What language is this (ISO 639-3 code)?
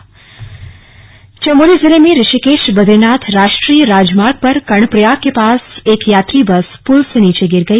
hin